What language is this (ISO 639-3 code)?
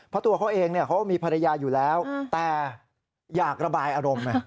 tha